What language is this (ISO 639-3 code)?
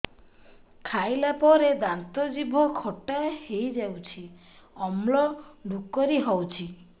ori